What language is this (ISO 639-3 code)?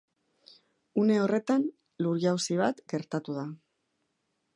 eus